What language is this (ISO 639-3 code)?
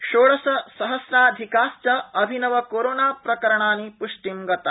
san